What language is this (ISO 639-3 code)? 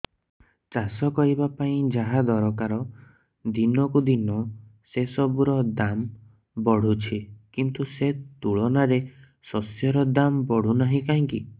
ori